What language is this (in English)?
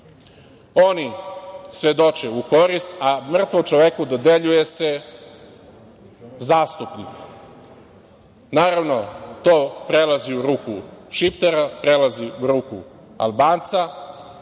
Serbian